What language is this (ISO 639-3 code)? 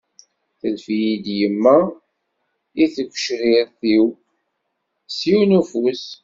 kab